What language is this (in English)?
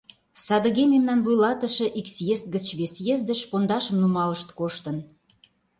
Mari